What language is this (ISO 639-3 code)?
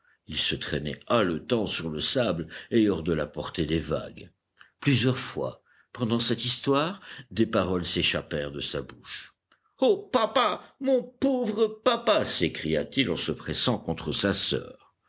fra